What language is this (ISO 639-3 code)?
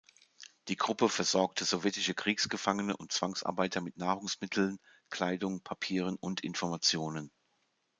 deu